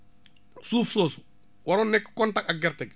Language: Wolof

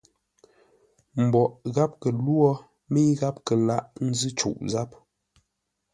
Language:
Ngombale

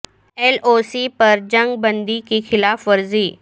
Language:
Urdu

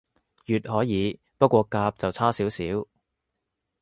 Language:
Cantonese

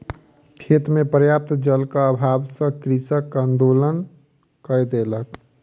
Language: Maithili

